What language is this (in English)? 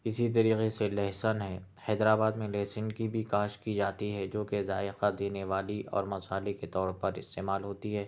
Urdu